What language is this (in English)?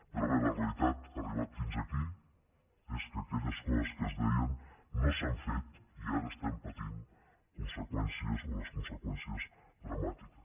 Catalan